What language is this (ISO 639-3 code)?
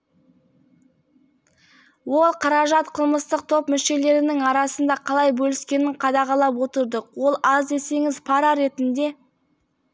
kaz